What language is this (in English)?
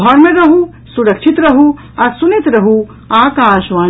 Maithili